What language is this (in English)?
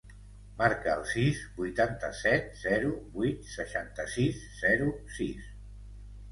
Catalan